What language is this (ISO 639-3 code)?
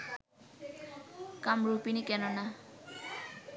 ben